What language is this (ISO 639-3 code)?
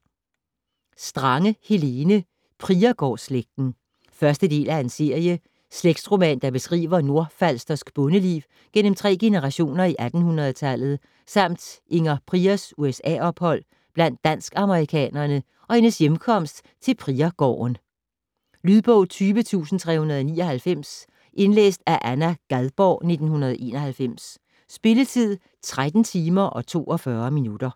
dan